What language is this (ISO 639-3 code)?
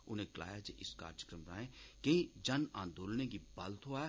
doi